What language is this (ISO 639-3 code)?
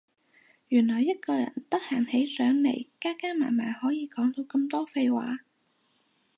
yue